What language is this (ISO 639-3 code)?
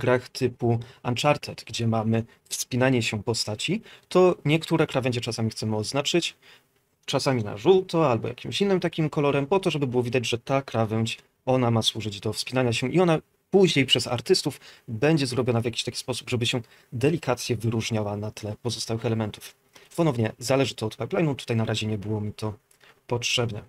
pol